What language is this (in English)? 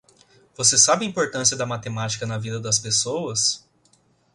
Portuguese